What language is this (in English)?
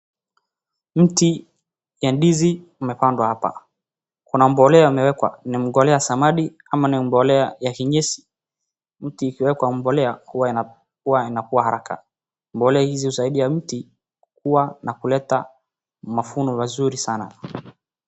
Swahili